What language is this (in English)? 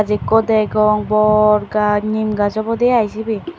Chakma